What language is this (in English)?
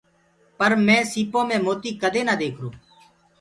Gurgula